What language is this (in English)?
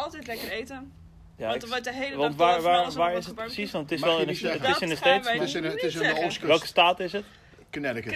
Dutch